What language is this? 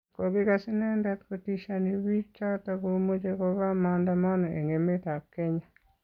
Kalenjin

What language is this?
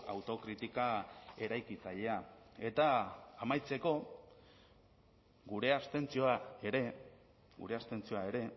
Basque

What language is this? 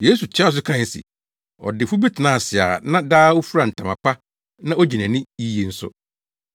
Akan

